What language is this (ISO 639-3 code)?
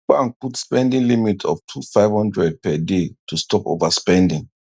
pcm